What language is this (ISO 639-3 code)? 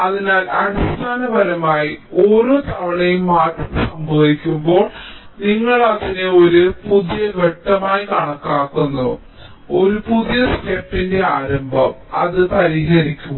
mal